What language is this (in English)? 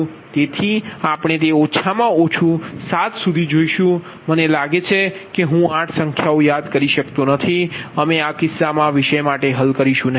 Gujarati